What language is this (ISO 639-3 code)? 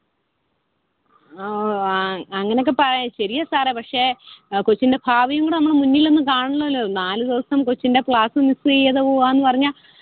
mal